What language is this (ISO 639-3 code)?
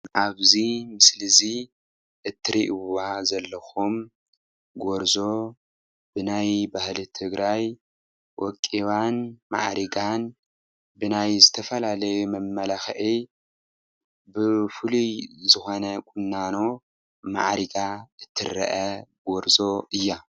tir